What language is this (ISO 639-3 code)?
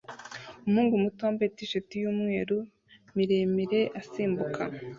kin